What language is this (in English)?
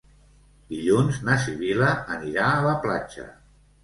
Catalan